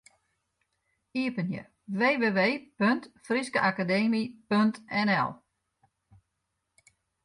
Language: Western Frisian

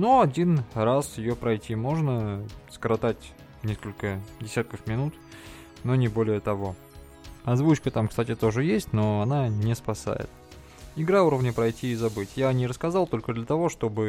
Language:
Russian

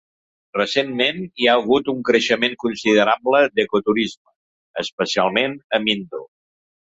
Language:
Catalan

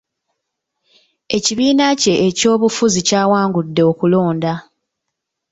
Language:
Ganda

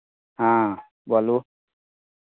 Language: Maithili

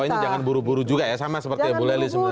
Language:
Indonesian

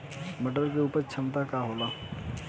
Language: Bhojpuri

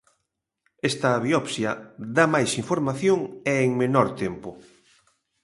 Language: Galician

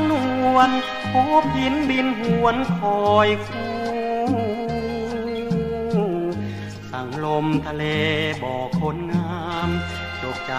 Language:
Thai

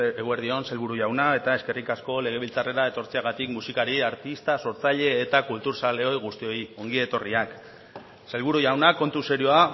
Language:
Basque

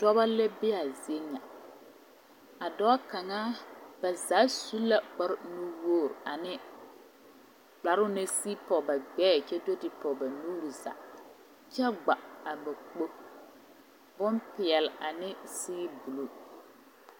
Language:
Southern Dagaare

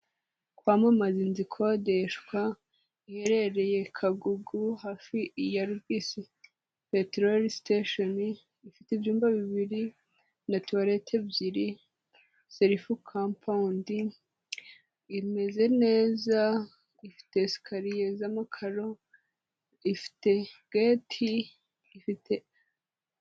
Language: Kinyarwanda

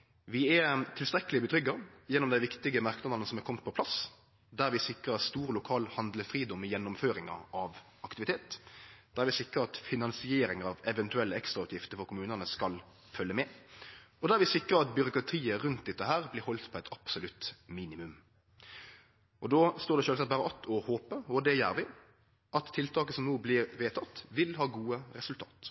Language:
Norwegian Nynorsk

